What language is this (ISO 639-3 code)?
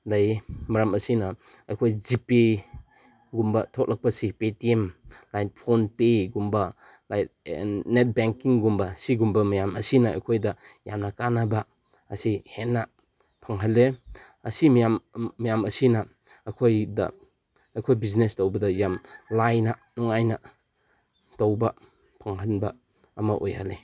mni